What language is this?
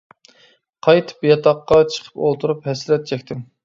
Uyghur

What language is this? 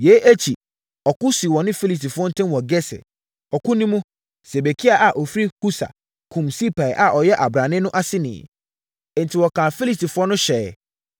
Akan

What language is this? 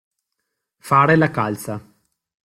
Italian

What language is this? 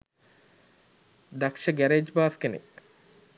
Sinhala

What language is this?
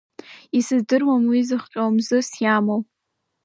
Abkhazian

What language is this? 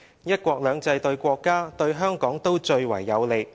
Cantonese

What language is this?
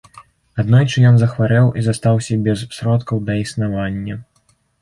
Belarusian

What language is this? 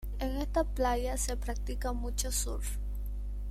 Spanish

